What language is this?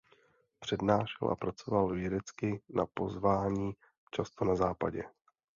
Czech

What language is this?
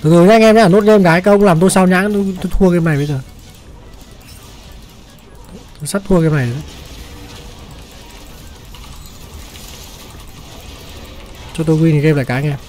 Vietnamese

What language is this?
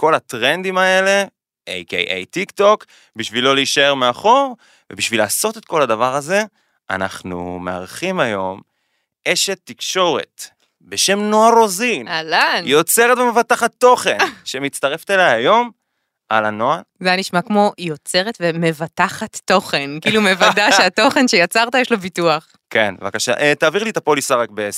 Hebrew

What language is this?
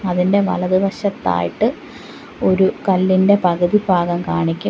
Malayalam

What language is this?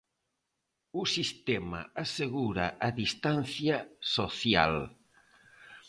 Galician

